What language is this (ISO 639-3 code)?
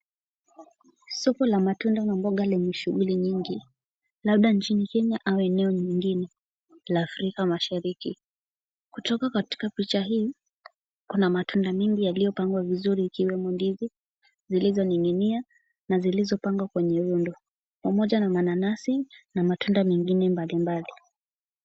swa